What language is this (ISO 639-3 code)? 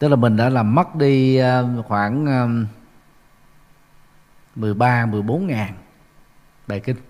vie